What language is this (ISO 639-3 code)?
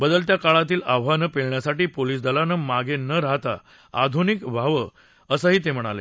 mar